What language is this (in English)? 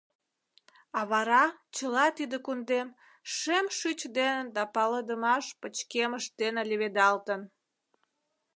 Mari